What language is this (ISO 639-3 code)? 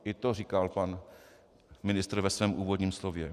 ces